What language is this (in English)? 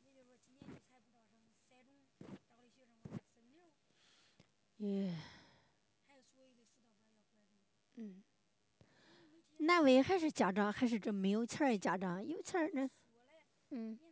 Chinese